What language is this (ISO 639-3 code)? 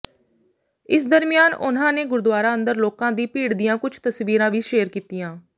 pan